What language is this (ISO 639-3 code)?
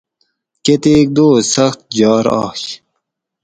gwc